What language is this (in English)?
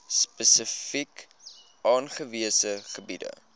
Afrikaans